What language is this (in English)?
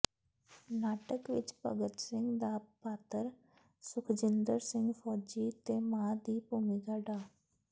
Punjabi